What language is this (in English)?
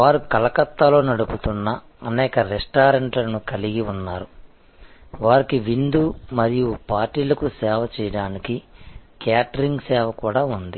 Telugu